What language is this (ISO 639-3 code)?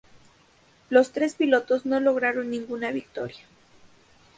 spa